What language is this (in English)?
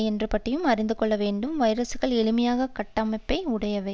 Tamil